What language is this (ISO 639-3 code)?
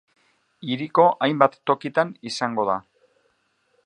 eus